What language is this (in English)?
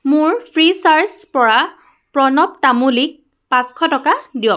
Assamese